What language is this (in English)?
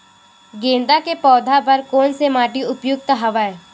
Chhattisgarhi